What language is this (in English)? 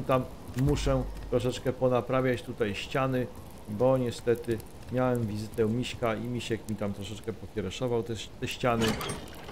Polish